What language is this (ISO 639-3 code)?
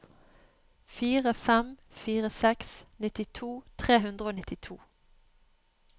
nor